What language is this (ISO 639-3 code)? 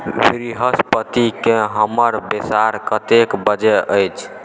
mai